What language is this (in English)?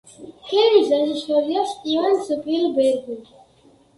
Georgian